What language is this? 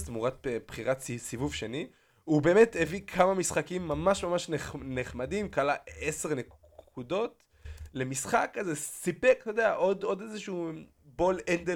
Hebrew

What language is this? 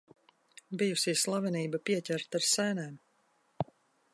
Latvian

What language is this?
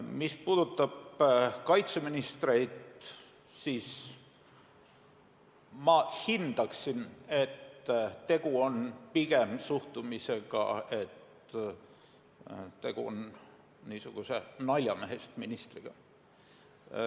Estonian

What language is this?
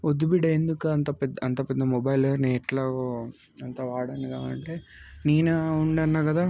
Telugu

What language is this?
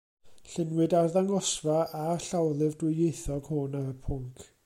Welsh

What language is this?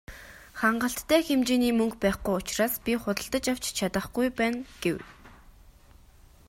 Mongolian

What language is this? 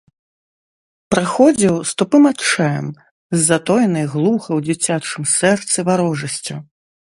Belarusian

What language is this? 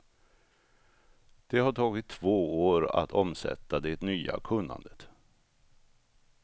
Swedish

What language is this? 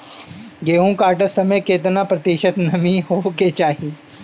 Bhojpuri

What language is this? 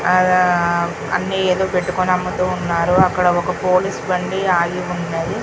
Telugu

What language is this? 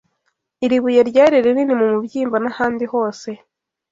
Kinyarwanda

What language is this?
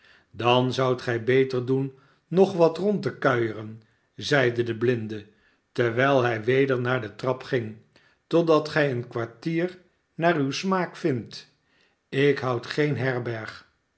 Dutch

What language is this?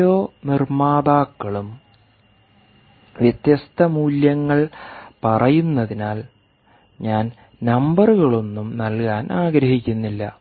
Malayalam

